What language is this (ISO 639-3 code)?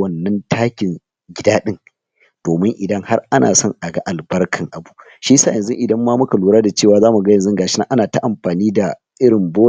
hau